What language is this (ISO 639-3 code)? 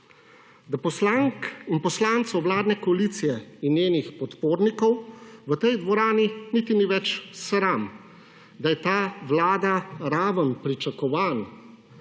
slv